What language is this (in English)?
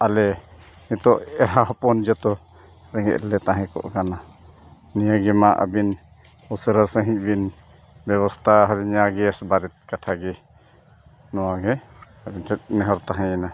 Santali